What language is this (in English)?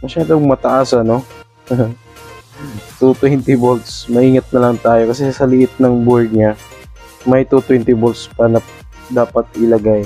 Filipino